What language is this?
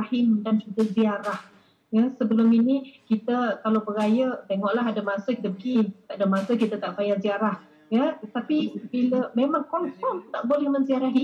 Malay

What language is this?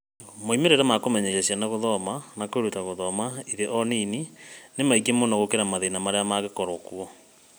Kikuyu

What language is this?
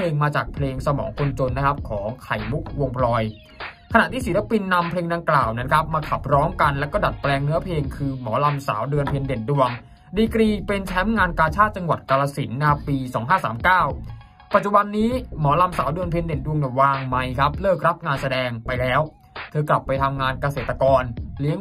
Thai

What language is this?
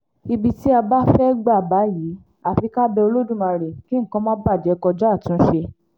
Yoruba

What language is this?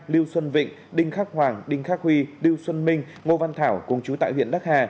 Vietnamese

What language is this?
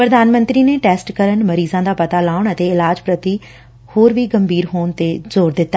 Punjabi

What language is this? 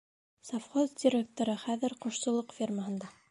Bashkir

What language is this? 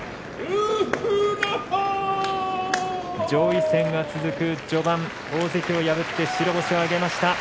Japanese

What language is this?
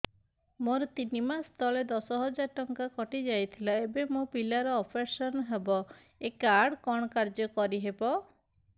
Odia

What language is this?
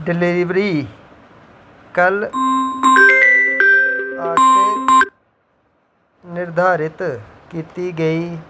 Dogri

